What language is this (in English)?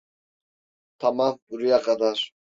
Turkish